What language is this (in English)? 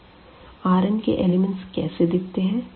Hindi